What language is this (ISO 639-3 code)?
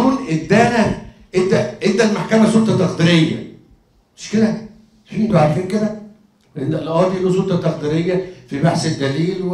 ara